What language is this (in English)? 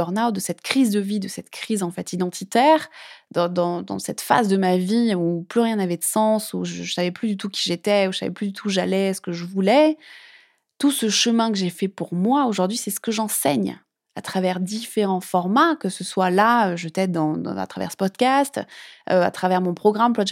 French